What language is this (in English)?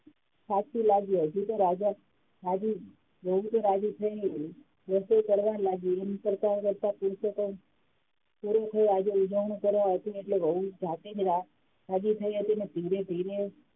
Gujarati